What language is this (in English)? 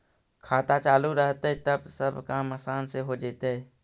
Magahi